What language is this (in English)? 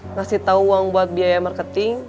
Indonesian